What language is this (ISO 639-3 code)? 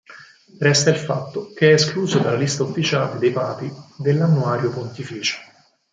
ita